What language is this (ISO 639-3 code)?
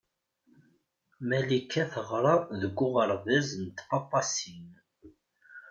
kab